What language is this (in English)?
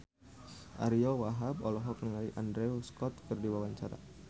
Sundanese